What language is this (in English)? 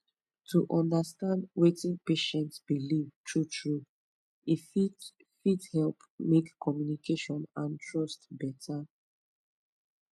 Nigerian Pidgin